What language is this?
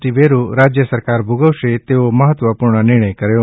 Gujarati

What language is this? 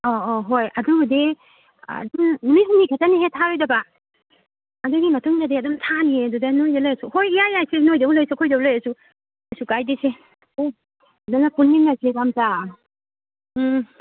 Manipuri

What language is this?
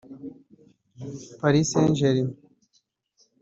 Kinyarwanda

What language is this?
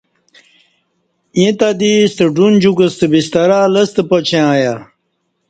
Kati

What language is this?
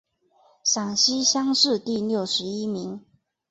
Chinese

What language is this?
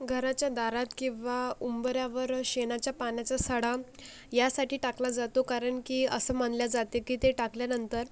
Marathi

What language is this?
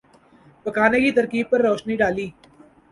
Urdu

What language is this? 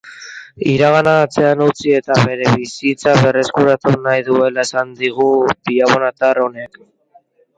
Basque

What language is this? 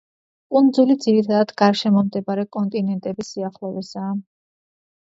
Georgian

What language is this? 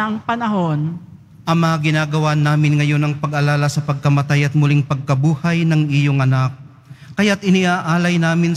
Filipino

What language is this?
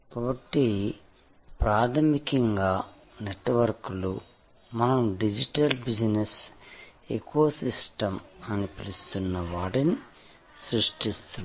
Telugu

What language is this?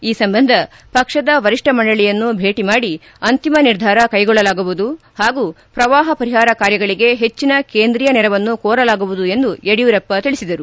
Kannada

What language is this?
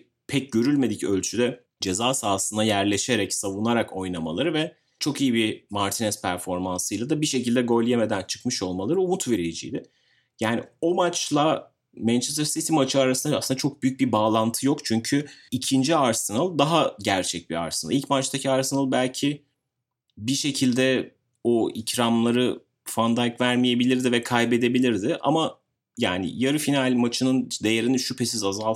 Turkish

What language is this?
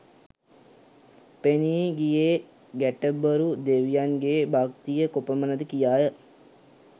Sinhala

